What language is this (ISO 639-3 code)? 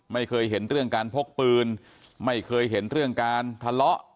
tha